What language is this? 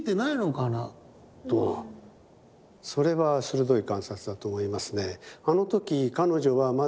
Japanese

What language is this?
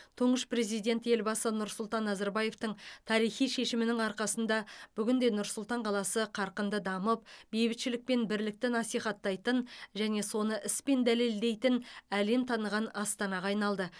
Kazakh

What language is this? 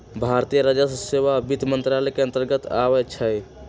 Magahi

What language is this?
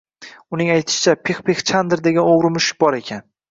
Uzbek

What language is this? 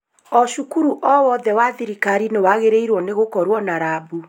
Kikuyu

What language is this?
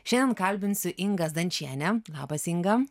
Lithuanian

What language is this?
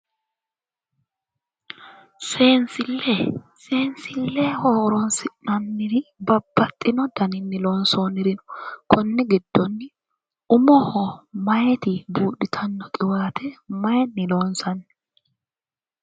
Sidamo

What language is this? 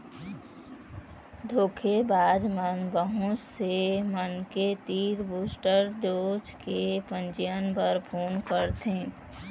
Chhattisgarhi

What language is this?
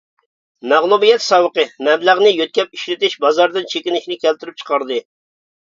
Uyghur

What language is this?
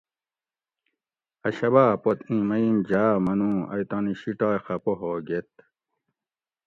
Gawri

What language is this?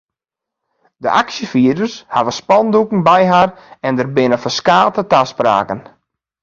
Western Frisian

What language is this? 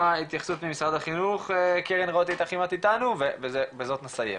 Hebrew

